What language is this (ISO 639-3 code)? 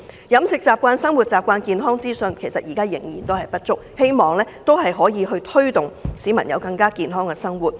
yue